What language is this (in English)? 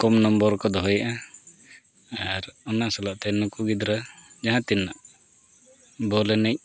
Santali